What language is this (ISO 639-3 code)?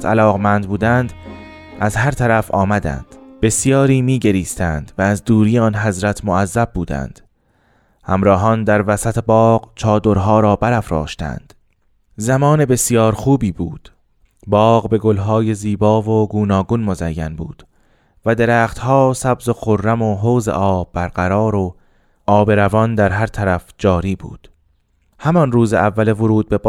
fas